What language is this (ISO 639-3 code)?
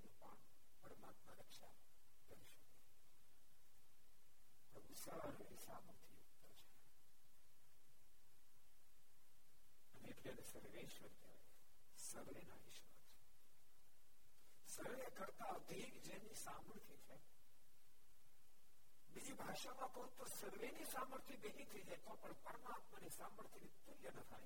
guj